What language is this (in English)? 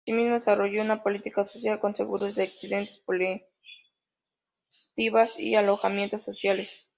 Spanish